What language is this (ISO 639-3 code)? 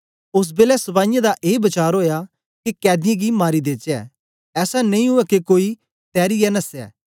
doi